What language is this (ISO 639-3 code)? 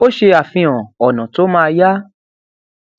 yor